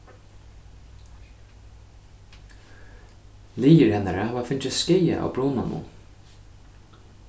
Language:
Faroese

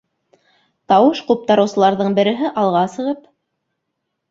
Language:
Bashkir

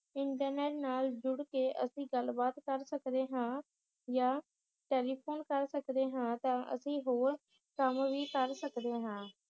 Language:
Punjabi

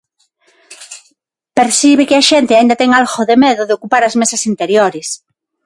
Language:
Galician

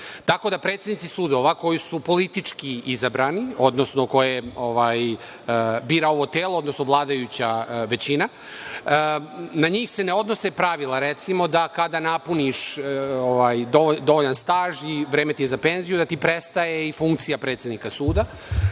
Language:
Serbian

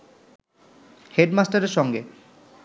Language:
Bangla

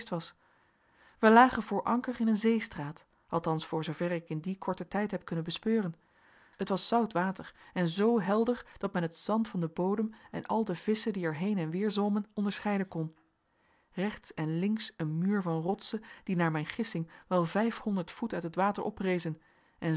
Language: Dutch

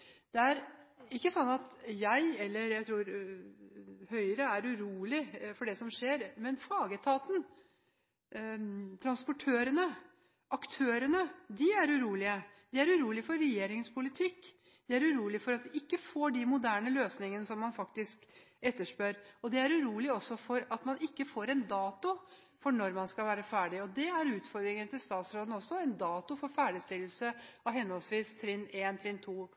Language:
Norwegian Bokmål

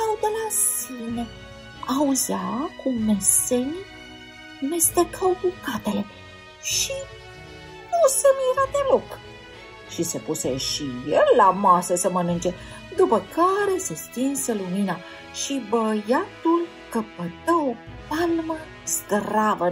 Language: Romanian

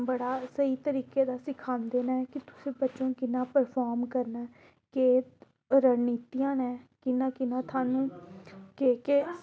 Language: Dogri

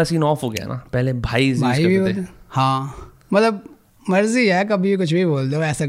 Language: Hindi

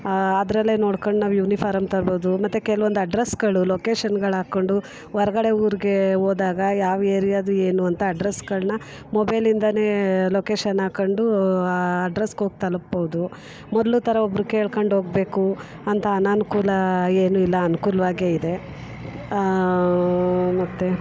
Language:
Kannada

